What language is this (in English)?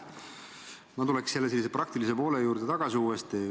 Estonian